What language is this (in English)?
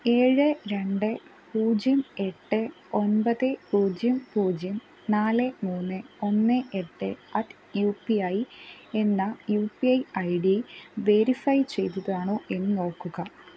Malayalam